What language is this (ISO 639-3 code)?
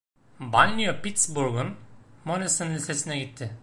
tur